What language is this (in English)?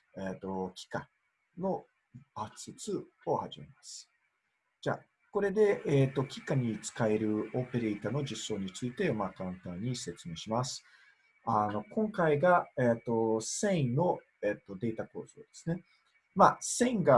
Japanese